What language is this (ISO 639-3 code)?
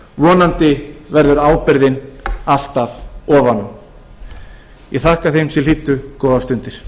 isl